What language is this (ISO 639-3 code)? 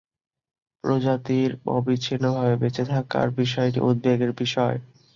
ben